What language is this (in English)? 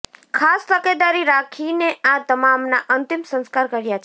Gujarati